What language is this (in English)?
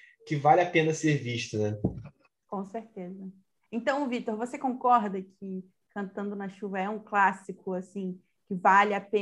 Portuguese